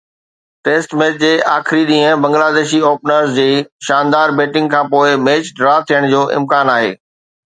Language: Sindhi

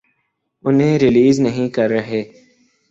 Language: Urdu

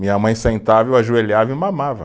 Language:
Portuguese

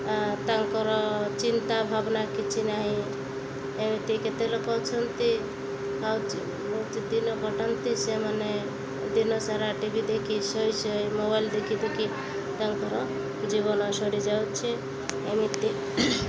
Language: Odia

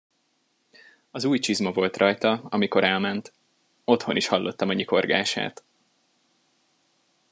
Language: Hungarian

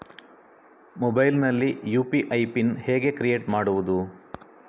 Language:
Kannada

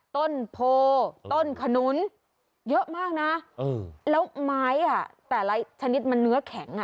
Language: Thai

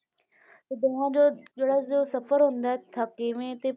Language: Punjabi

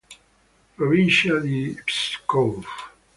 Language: Italian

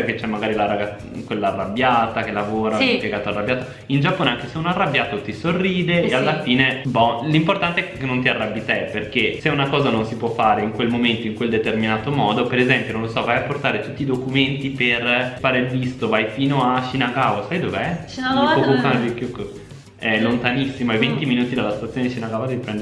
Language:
Italian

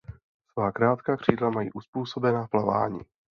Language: Czech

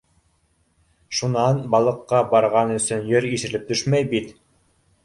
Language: Bashkir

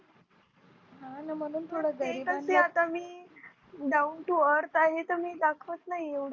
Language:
Marathi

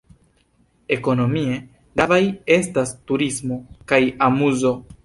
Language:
Esperanto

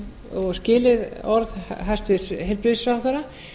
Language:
Icelandic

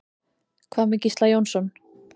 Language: Icelandic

